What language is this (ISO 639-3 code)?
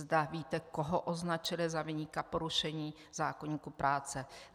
ces